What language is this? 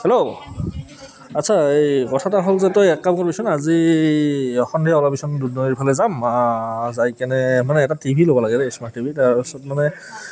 Assamese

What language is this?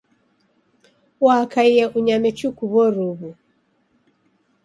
Taita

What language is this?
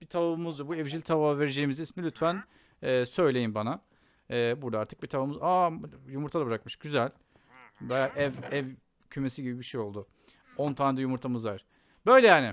Turkish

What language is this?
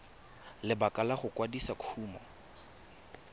Tswana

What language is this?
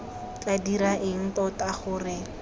Tswana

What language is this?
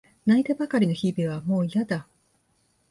Japanese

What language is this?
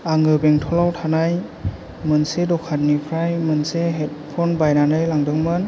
Bodo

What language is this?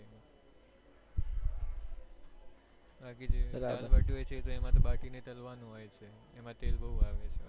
Gujarati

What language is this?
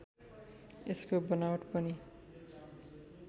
Nepali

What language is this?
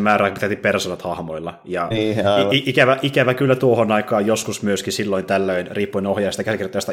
Finnish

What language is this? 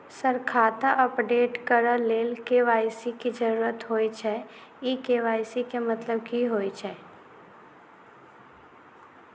Maithili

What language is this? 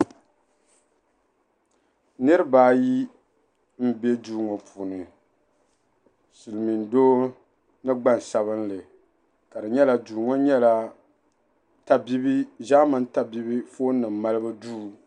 Dagbani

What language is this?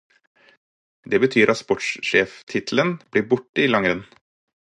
Norwegian Bokmål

